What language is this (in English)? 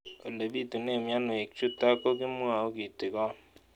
Kalenjin